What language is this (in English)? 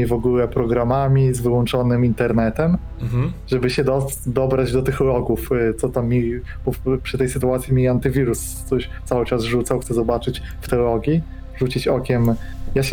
Polish